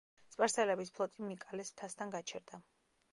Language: Georgian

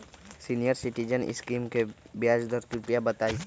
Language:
Magahi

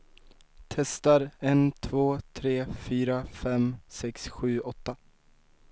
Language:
Swedish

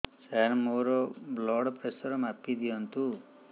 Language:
Odia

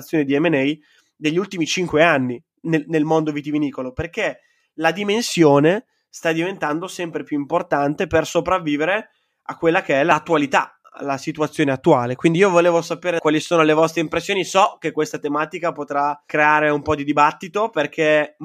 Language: Italian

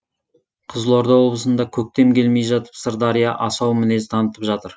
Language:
Kazakh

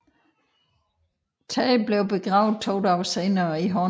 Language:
Danish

